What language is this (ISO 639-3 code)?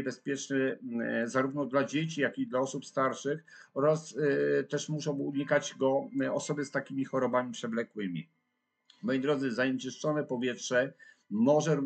pol